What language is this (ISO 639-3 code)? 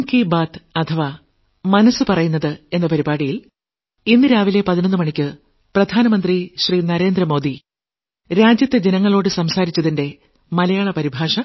mal